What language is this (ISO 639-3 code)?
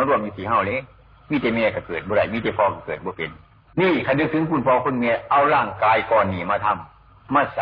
tha